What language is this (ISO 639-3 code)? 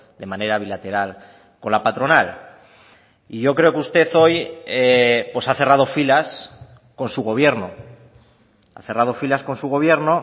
spa